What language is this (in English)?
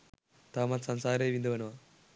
Sinhala